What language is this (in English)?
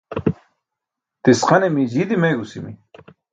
Burushaski